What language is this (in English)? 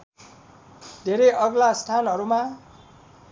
Nepali